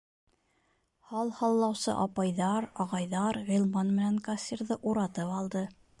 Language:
Bashkir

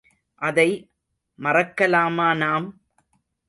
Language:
Tamil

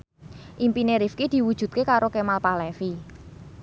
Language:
Javanese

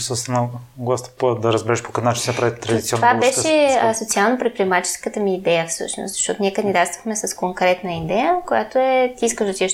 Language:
Bulgarian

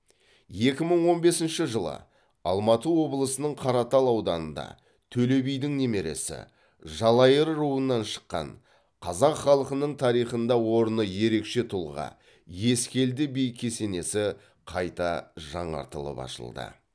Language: Kazakh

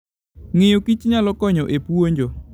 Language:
Luo (Kenya and Tanzania)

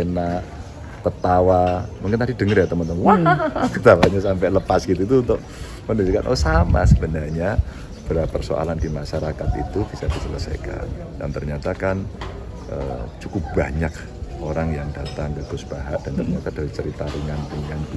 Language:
Indonesian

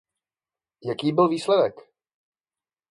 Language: Czech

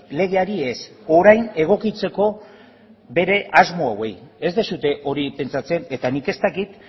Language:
Basque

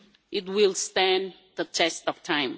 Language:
English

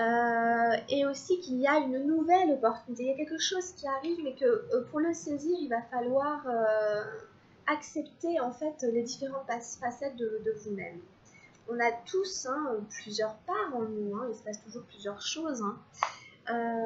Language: French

